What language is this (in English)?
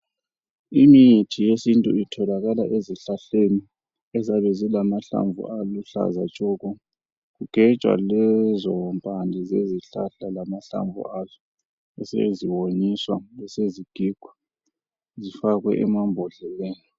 North Ndebele